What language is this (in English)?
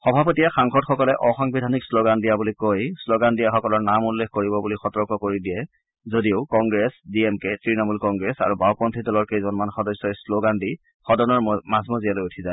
Assamese